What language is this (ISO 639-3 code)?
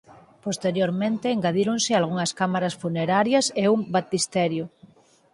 glg